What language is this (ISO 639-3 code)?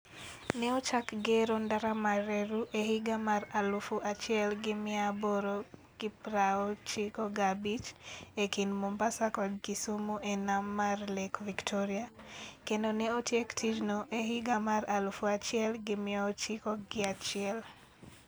luo